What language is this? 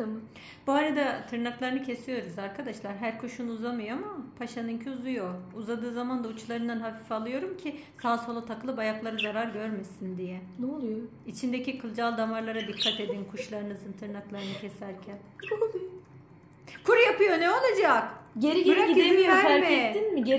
Turkish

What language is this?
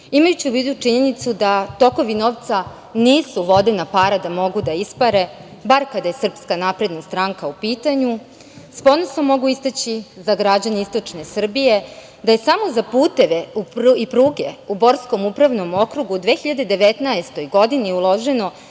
Serbian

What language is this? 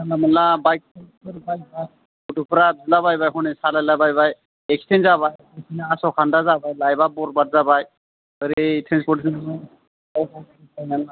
Bodo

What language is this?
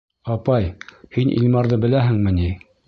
Bashkir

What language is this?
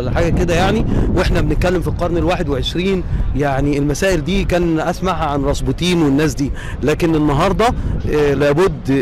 Arabic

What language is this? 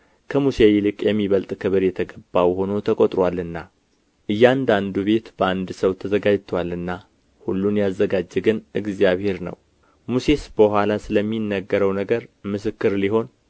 Amharic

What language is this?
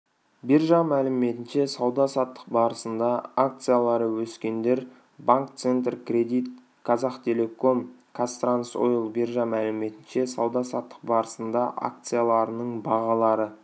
Kazakh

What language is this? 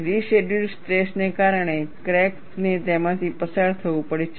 Gujarati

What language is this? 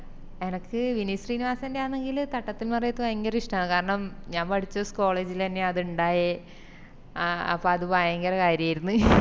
Malayalam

